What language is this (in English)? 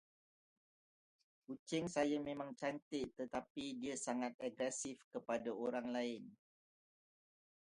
Malay